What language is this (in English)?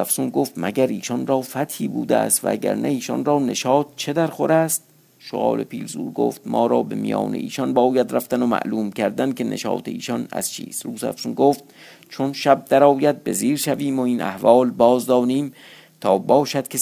Persian